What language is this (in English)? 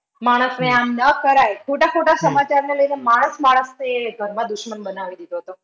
Gujarati